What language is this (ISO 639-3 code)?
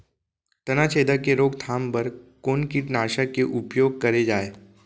hne